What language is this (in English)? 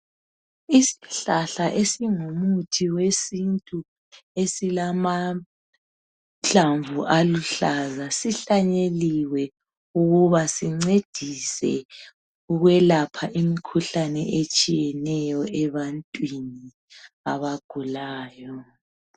North Ndebele